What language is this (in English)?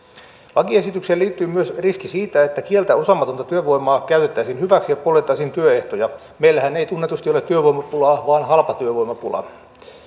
Finnish